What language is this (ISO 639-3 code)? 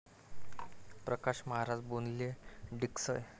mar